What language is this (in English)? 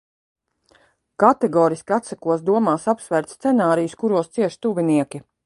Latvian